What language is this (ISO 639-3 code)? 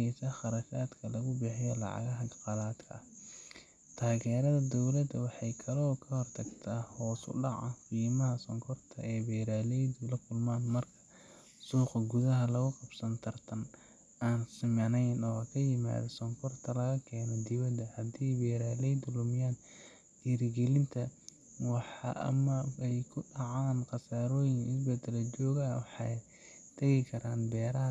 som